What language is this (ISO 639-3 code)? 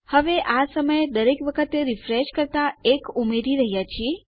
guj